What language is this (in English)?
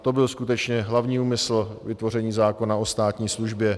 Czech